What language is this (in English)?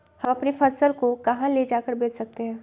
Magahi